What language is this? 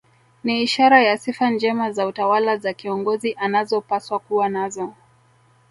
Swahili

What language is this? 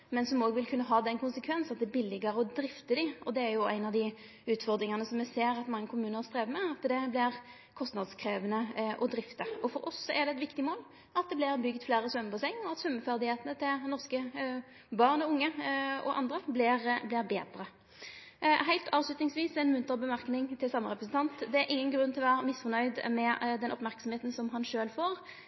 Norwegian Nynorsk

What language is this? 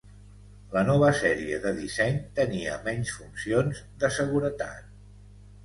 Catalan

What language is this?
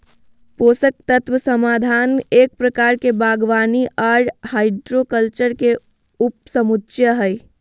Magahi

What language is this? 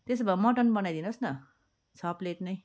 Nepali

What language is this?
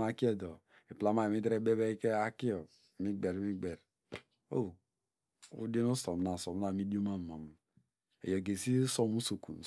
Degema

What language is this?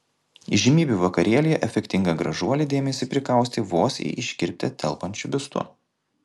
Lithuanian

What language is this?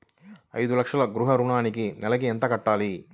Telugu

